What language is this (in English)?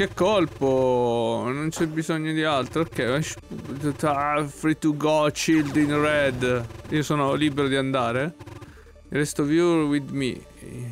Italian